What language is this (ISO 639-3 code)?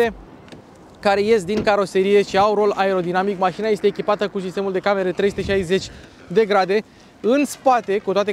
ron